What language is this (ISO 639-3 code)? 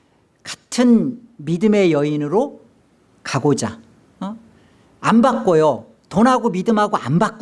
kor